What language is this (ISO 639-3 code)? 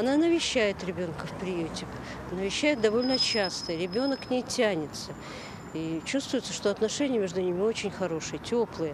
rus